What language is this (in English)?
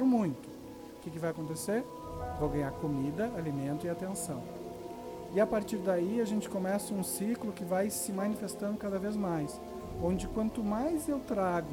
Portuguese